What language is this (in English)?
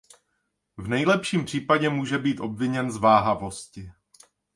Czech